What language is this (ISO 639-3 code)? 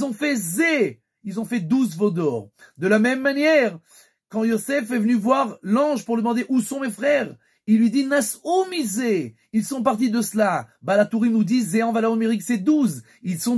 fra